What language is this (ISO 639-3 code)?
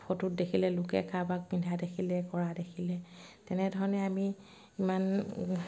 asm